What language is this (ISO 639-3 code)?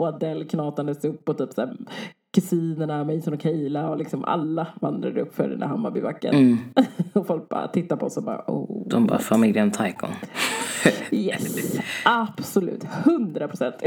swe